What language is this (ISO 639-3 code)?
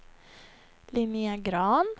swe